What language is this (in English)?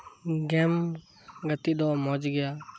Santali